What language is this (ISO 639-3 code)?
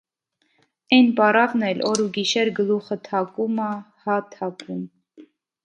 hye